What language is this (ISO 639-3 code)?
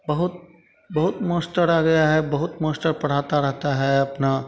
hin